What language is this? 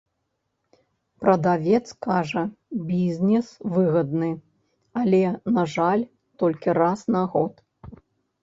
Belarusian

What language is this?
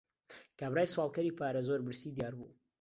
Central Kurdish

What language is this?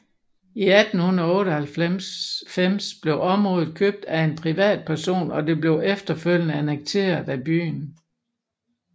Danish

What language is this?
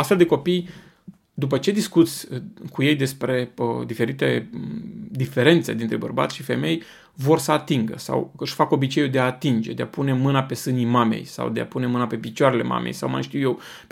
Romanian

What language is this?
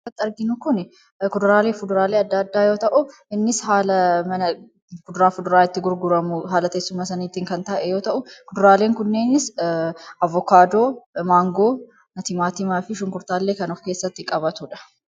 Oromo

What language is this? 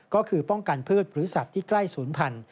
Thai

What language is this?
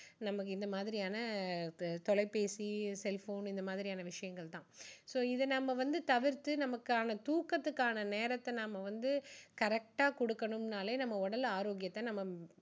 Tamil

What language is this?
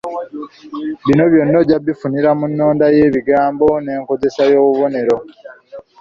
Ganda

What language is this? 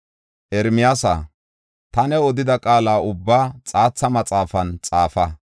Gofa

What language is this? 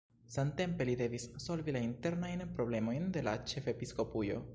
Esperanto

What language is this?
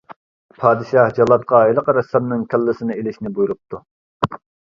Uyghur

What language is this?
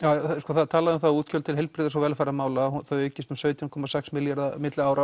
Icelandic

